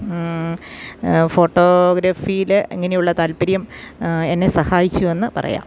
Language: Malayalam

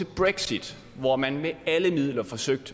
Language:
Danish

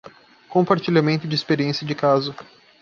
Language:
Portuguese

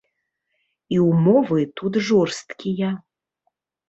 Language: Belarusian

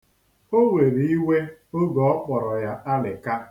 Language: Igbo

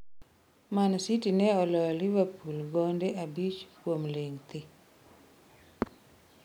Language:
Luo (Kenya and Tanzania)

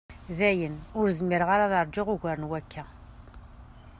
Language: Kabyle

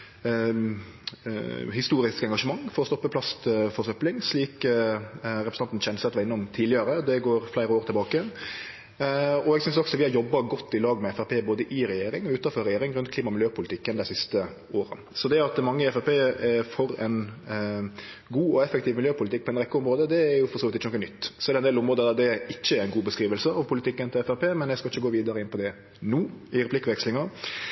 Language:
Norwegian Nynorsk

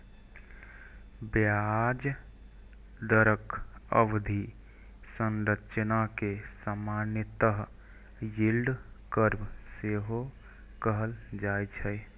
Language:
Maithili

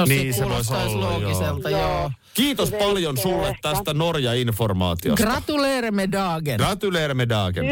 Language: Finnish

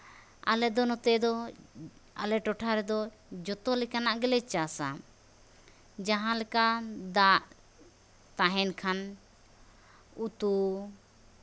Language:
Santali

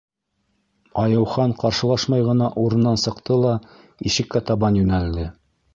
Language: Bashkir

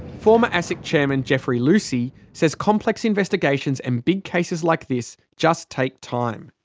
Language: English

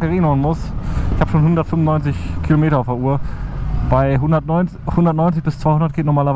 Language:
German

